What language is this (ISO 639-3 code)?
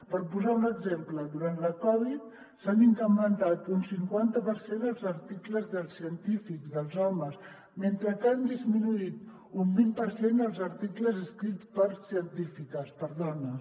cat